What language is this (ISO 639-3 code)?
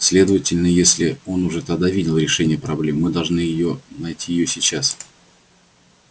rus